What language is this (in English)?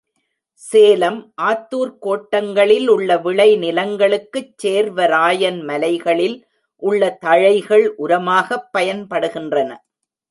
Tamil